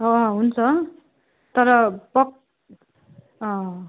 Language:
Nepali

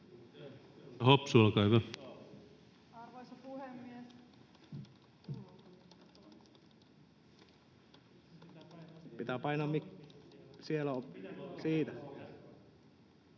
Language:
Finnish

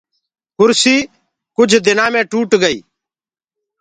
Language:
Gurgula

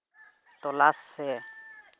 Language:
Santali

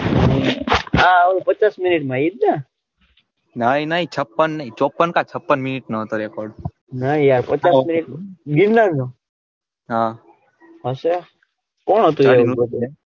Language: Gujarati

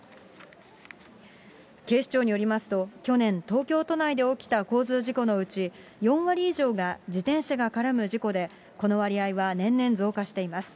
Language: Japanese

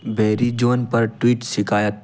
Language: Hindi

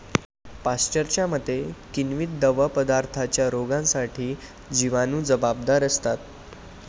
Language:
Marathi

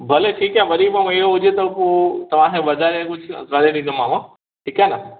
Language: Sindhi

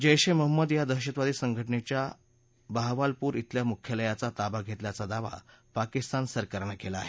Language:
Marathi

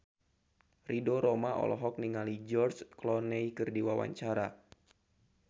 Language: Sundanese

